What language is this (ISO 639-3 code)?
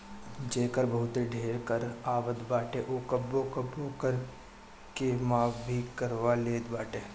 bho